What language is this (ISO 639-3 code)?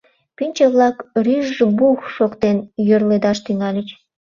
chm